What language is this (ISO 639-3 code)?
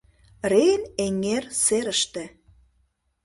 chm